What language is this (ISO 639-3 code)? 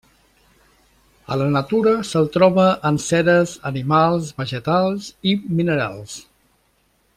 cat